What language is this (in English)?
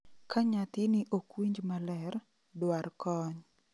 Luo (Kenya and Tanzania)